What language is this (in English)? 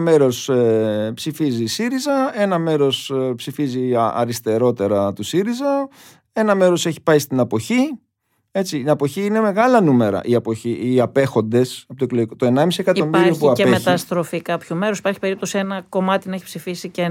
Greek